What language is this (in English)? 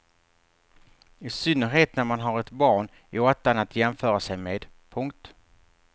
Swedish